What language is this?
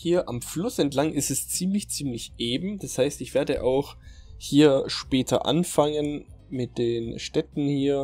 German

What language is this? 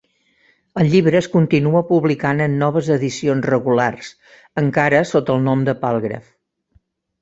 Catalan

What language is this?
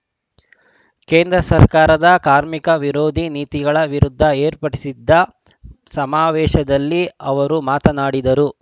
Kannada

